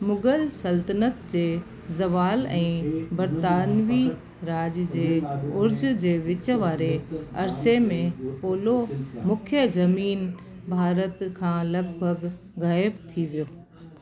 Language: Sindhi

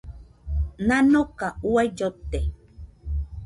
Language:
Nüpode Huitoto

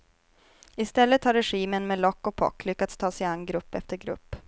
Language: Swedish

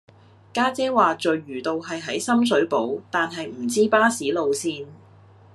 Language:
Cantonese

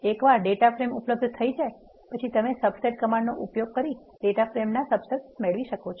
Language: Gujarati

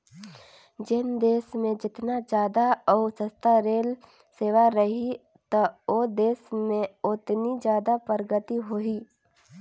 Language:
Chhattisgarhi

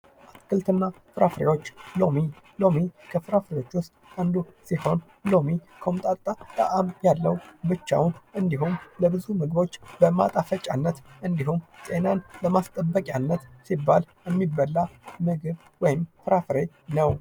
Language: Amharic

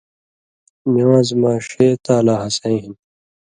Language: Indus Kohistani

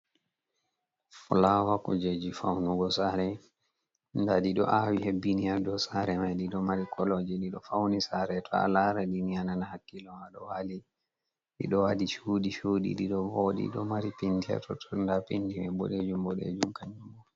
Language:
Fula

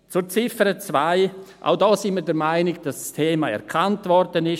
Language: Swiss German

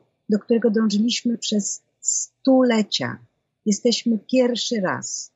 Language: Polish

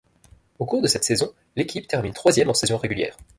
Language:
French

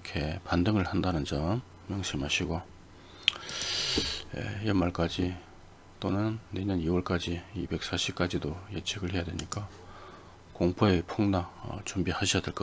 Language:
Korean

